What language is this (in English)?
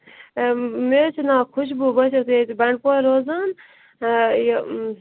Kashmiri